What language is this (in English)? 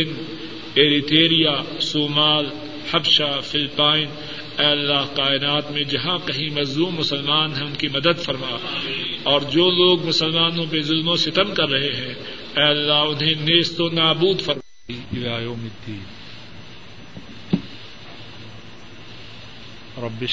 Urdu